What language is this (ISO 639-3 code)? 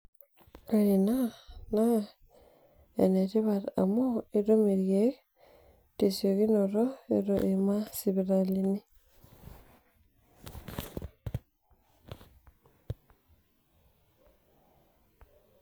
mas